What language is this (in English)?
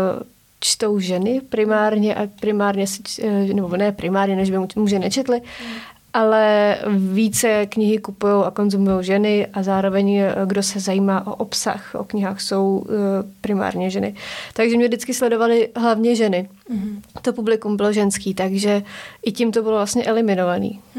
Czech